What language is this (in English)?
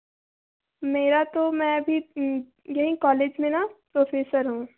Hindi